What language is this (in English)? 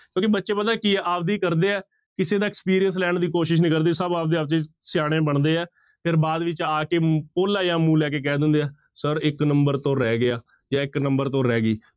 Punjabi